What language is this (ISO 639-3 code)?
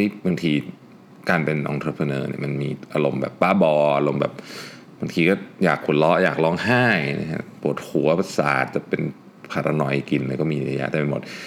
tha